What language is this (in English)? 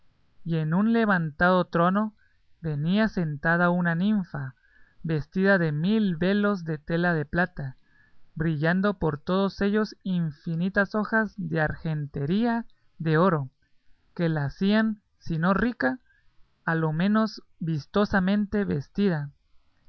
Spanish